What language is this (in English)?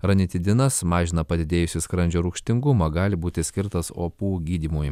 Lithuanian